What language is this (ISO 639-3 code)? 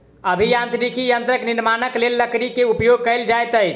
mai